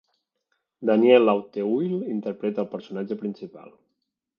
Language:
Catalan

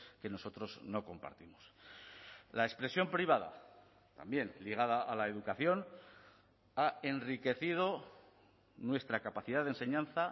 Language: Spanish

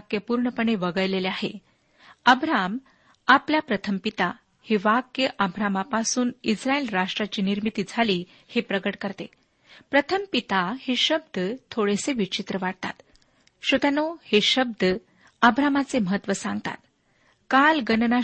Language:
Marathi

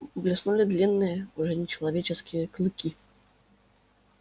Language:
Russian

